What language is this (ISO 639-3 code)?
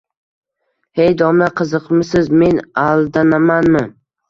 uzb